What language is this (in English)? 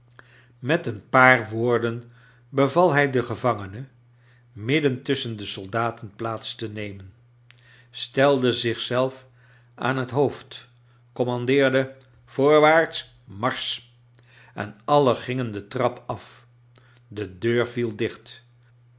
Dutch